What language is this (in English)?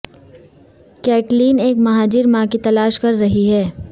Urdu